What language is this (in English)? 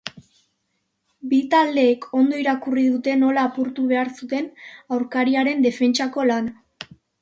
Basque